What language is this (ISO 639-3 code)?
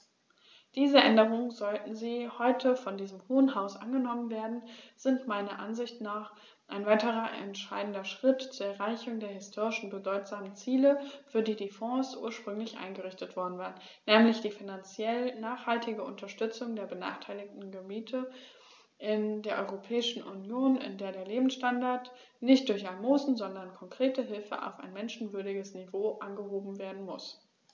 deu